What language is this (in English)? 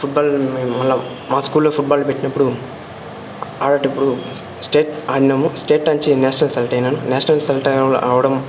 Telugu